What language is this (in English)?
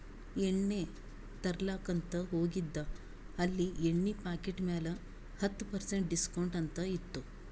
Kannada